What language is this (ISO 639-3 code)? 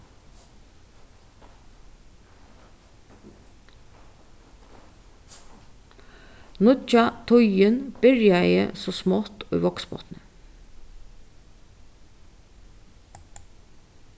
fao